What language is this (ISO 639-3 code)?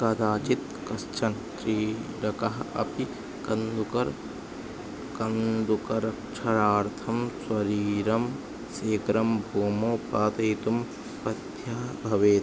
san